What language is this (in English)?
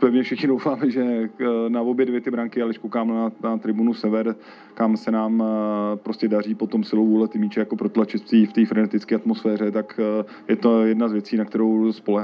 Czech